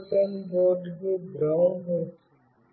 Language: Telugu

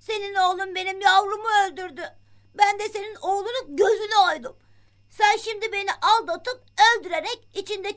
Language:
Turkish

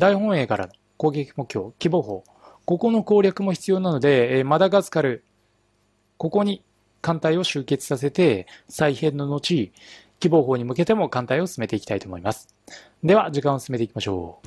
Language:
Japanese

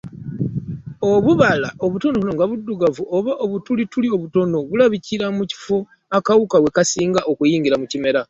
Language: Ganda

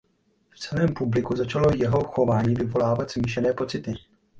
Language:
Czech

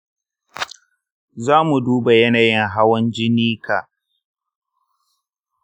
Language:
Hausa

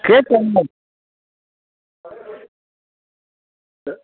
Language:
Dogri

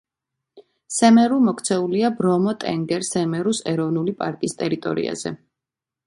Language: Georgian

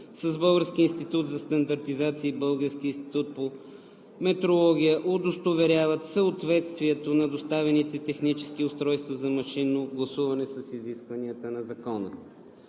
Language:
Bulgarian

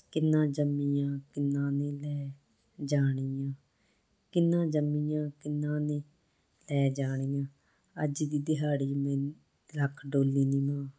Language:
Punjabi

